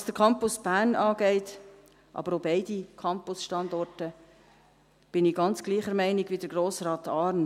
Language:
Swiss German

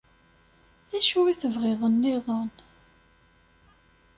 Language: Kabyle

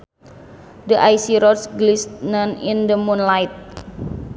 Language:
Sundanese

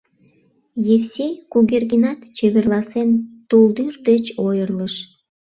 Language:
Mari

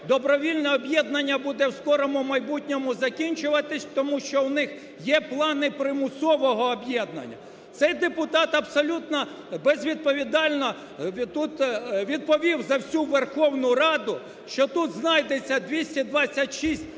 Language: Ukrainian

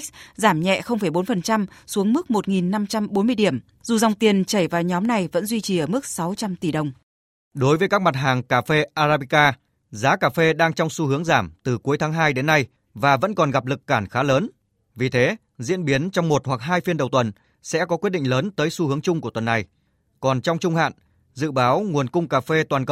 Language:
Vietnamese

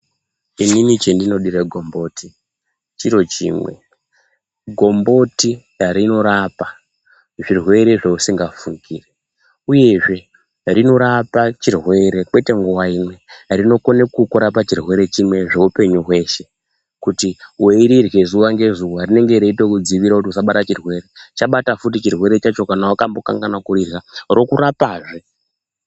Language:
Ndau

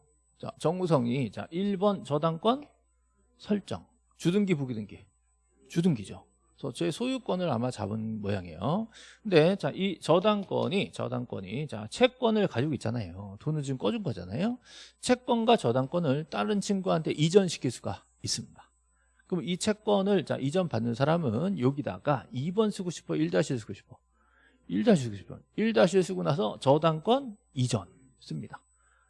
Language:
Korean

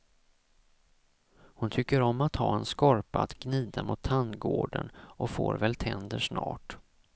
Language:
Swedish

